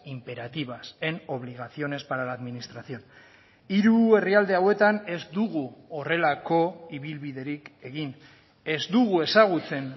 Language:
Basque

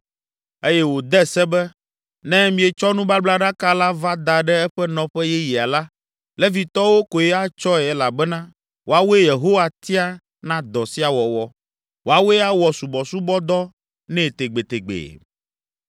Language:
Ewe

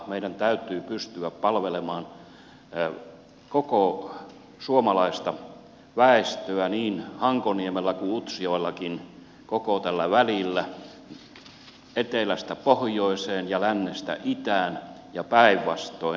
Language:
Finnish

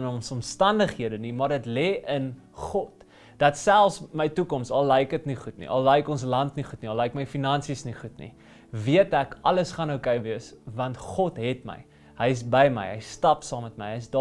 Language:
Dutch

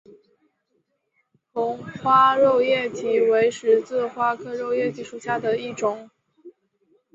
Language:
Chinese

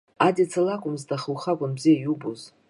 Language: Abkhazian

